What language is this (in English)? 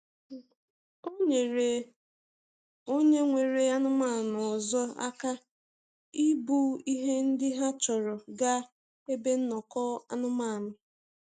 Igbo